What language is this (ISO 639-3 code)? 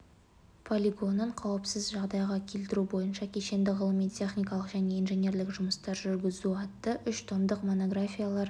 kaz